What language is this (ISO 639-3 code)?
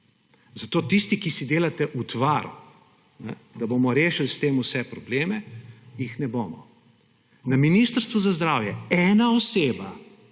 slv